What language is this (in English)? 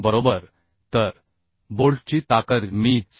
Marathi